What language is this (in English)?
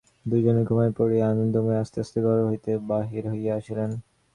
Bangla